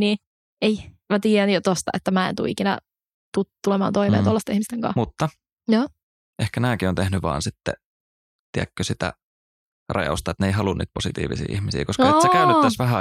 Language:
Finnish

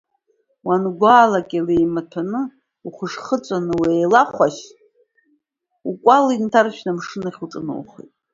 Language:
Abkhazian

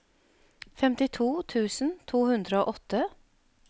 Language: Norwegian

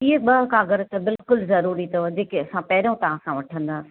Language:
Sindhi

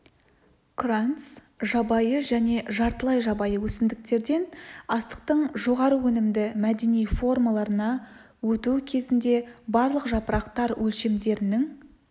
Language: Kazakh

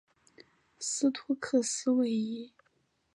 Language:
Chinese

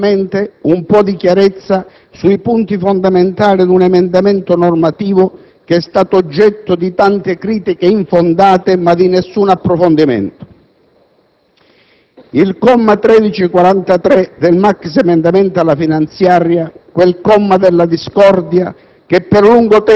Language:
Italian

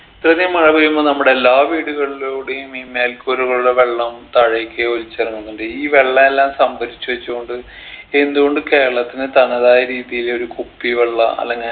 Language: Malayalam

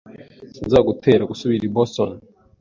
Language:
Kinyarwanda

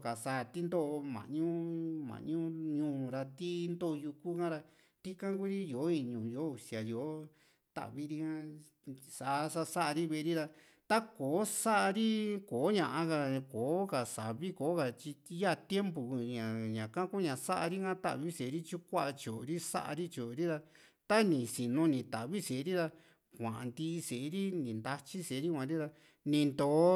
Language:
Juxtlahuaca Mixtec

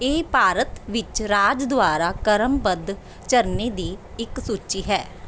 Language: Punjabi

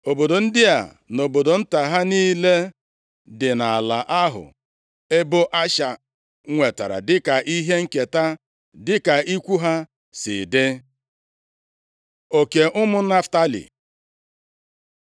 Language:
Igbo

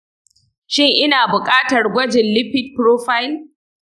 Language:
Hausa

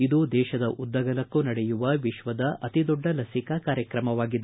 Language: Kannada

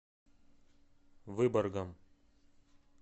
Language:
Russian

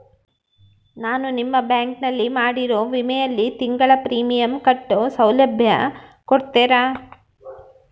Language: Kannada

